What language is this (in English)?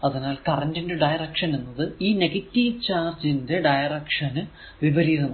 Malayalam